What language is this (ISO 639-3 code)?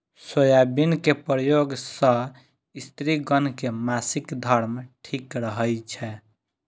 mai